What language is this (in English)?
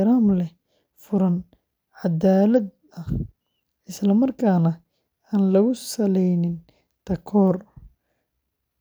Somali